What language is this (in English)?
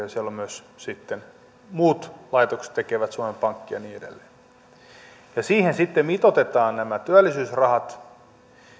Finnish